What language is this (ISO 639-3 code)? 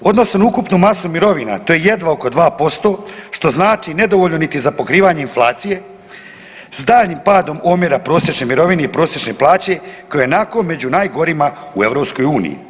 hrv